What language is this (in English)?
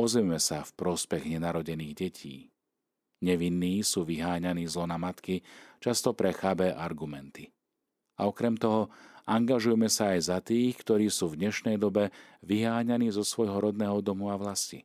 Slovak